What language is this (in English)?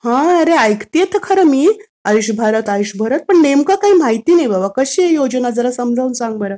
Marathi